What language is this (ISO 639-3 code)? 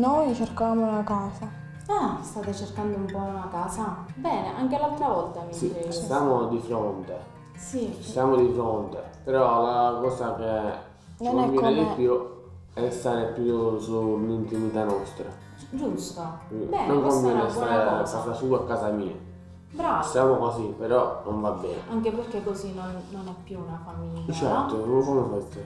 ita